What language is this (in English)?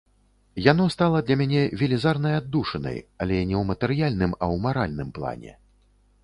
Belarusian